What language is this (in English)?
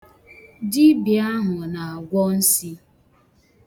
Igbo